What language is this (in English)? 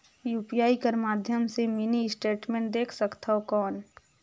Chhattisgarhi